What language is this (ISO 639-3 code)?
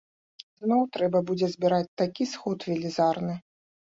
bel